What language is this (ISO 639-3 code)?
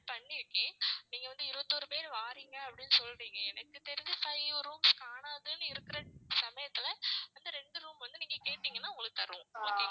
tam